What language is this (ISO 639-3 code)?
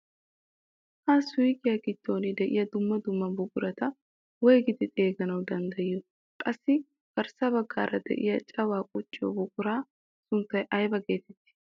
wal